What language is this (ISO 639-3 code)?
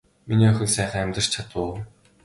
mon